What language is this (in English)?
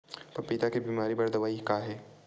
Chhattisgarhi